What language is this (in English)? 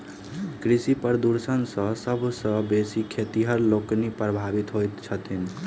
Maithili